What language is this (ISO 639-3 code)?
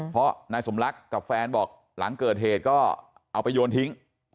tha